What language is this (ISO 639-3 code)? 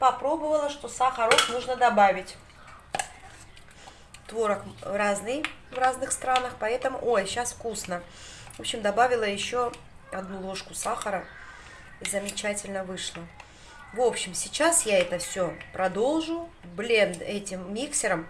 rus